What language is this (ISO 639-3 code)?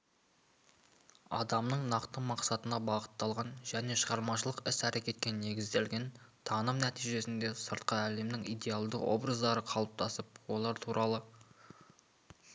kaz